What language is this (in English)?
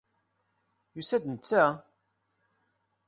Kabyle